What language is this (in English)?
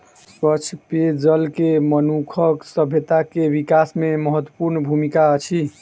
Maithili